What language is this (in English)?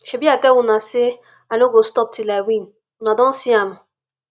Nigerian Pidgin